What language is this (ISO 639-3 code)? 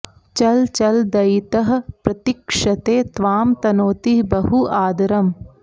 san